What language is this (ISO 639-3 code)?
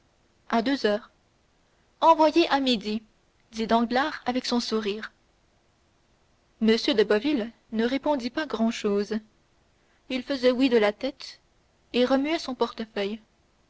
fra